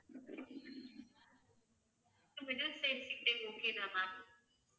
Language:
Tamil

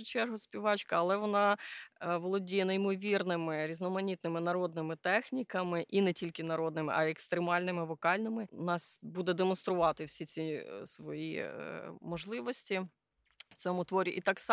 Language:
Ukrainian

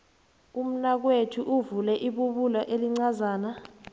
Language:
South Ndebele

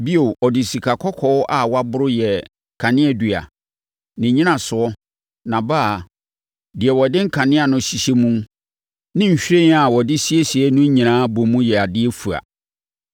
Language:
Akan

